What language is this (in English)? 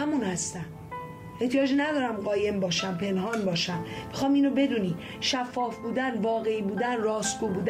Persian